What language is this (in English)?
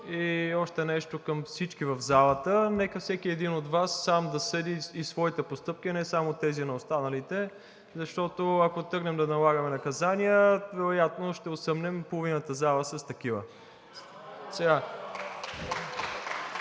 Bulgarian